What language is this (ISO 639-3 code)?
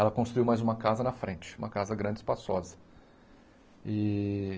por